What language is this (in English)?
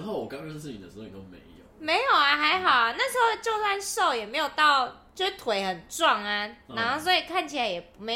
Chinese